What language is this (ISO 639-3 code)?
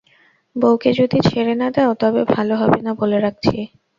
ben